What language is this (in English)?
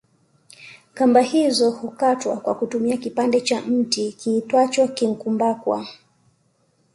Swahili